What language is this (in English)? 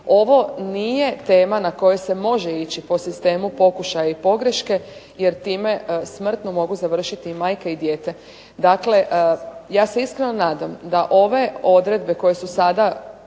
Croatian